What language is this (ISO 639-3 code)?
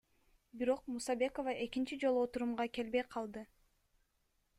kir